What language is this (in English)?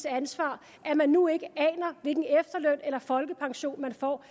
Danish